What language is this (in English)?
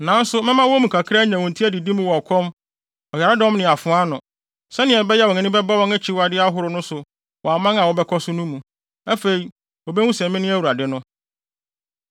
Akan